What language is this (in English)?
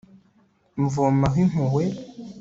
Kinyarwanda